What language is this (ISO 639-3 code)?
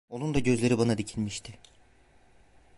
tur